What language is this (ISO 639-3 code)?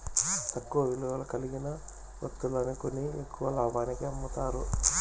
tel